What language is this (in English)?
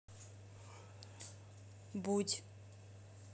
Russian